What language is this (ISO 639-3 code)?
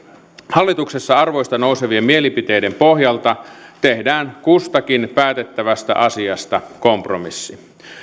fin